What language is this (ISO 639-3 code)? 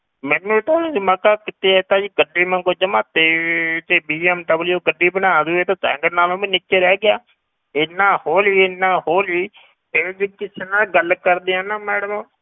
pan